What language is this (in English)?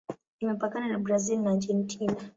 Swahili